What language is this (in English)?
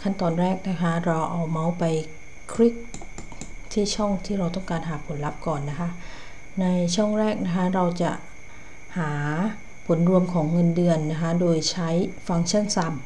Thai